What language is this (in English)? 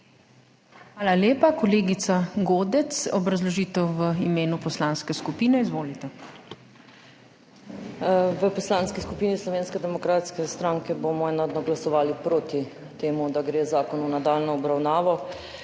Slovenian